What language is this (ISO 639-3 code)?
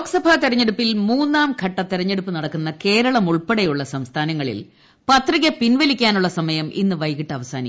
mal